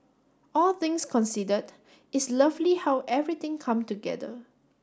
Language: English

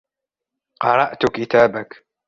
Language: Arabic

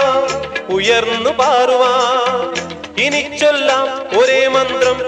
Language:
Malayalam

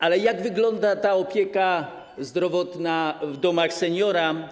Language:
Polish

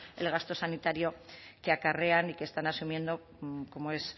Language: Spanish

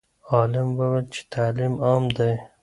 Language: Pashto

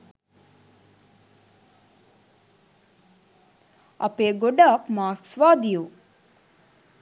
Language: Sinhala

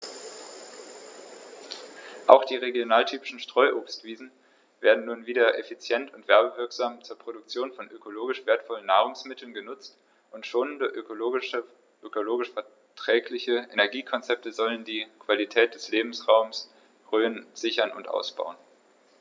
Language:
German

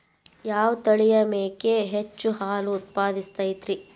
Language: Kannada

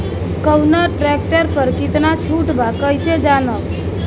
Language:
Bhojpuri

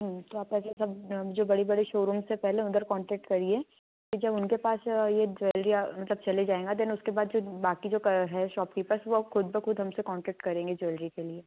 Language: Hindi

